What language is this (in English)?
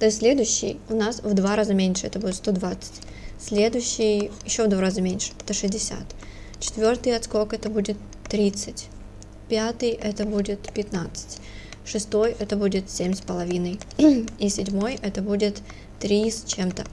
Russian